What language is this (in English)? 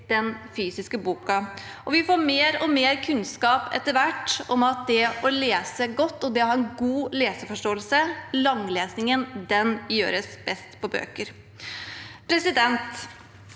Norwegian